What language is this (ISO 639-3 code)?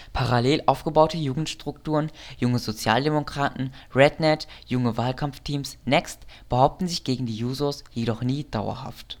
deu